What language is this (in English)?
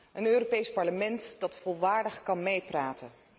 Dutch